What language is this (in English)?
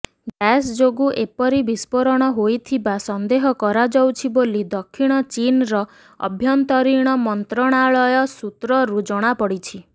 Odia